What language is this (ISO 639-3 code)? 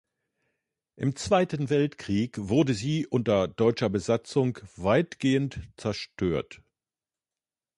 deu